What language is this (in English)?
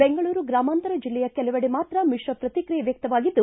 Kannada